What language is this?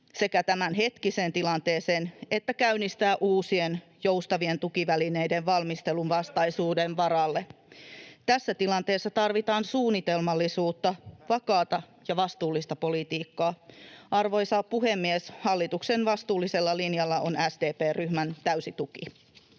Finnish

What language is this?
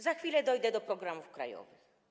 Polish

